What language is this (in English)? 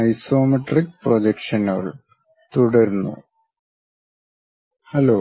Malayalam